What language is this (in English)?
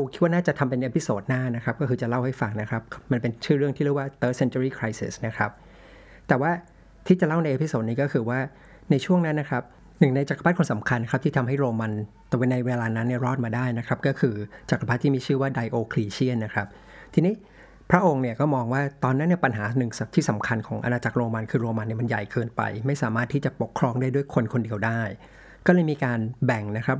Thai